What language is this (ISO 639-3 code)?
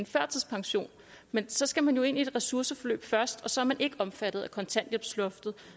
dan